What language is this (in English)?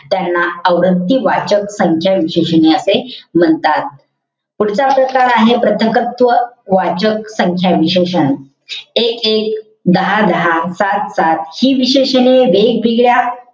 Marathi